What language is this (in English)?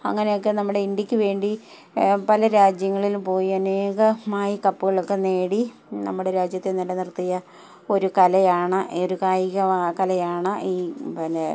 Malayalam